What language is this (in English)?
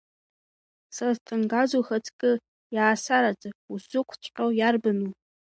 Abkhazian